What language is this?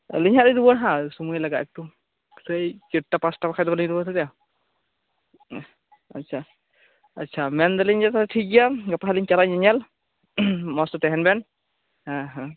Santali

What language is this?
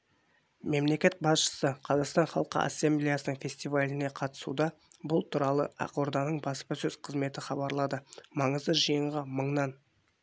Kazakh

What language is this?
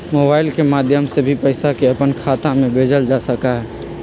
Magahi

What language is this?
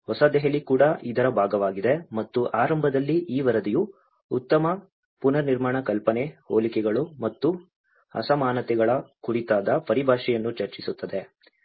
Kannada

